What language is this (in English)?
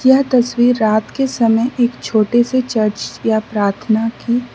Hindi